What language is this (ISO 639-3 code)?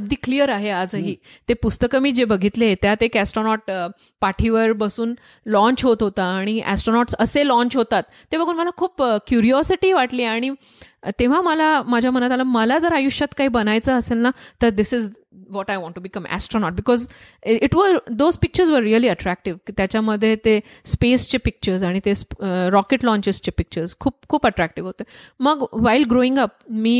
mar